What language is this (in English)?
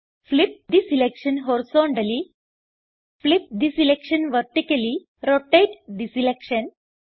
Malayalam